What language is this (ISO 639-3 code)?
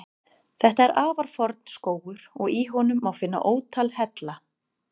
isl